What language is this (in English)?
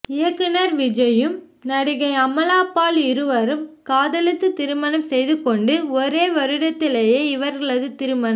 Tamil